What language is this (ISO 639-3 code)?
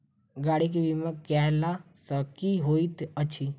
mai